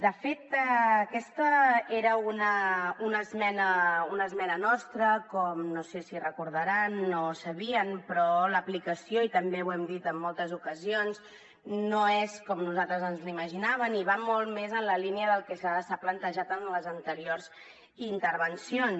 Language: Catalan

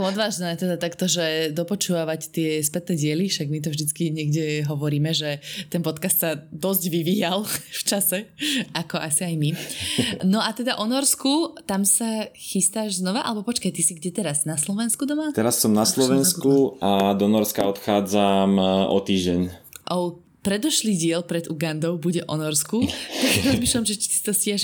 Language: Slovak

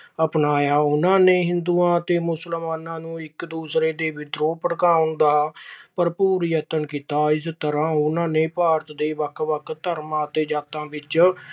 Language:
Punjabi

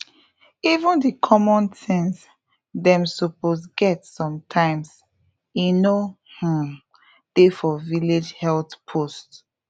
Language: Nigerian Pidgin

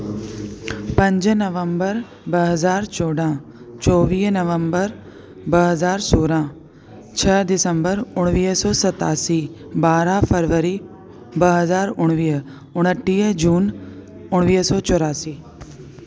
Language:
Sindhi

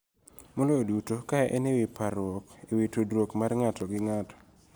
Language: Luo (Kenya and Tanzania)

